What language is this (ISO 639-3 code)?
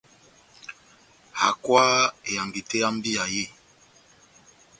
bnm